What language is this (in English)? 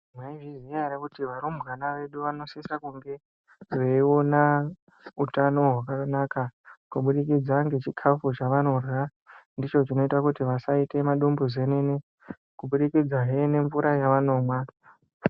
Ndau